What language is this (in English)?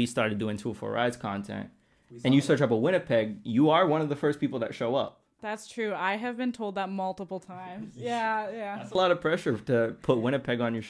English